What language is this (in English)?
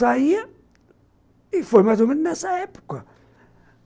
Portuguese